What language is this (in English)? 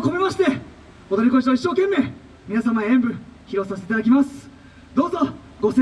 Japanese